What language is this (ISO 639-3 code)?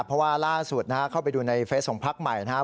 tha